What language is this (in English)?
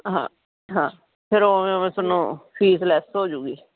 Punjabi